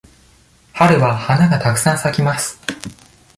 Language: Japanese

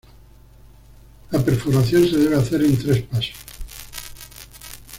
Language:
Spanish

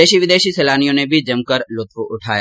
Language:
Hindi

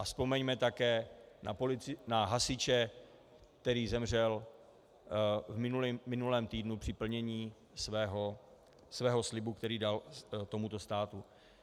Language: Czech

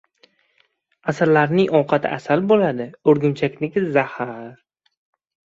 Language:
Uzbek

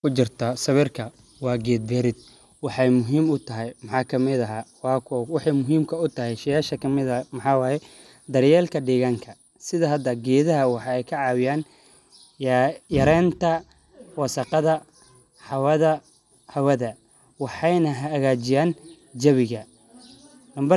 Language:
Somali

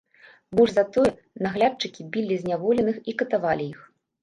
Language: Belarusian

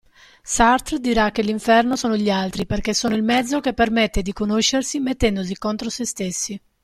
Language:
Italian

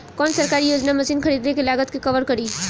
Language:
Bhojpuri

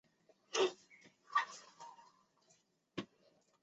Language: Chinese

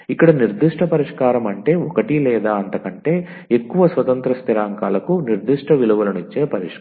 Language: Telugu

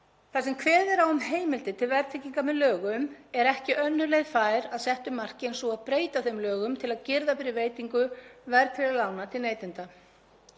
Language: Icelandic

